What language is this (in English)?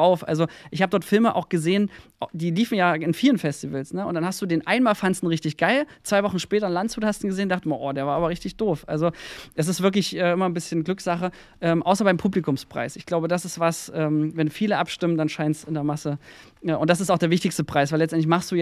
German